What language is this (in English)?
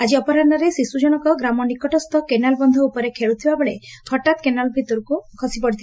Odia